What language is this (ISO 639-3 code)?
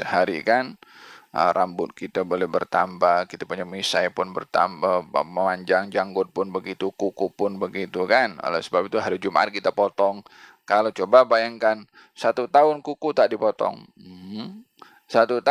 msa